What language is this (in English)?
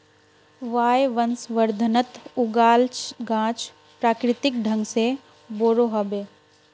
Magahi